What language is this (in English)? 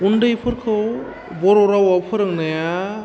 Bodo